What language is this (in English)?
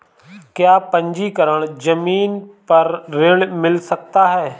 Hindi